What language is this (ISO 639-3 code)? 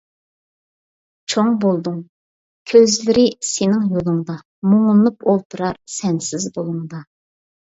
uig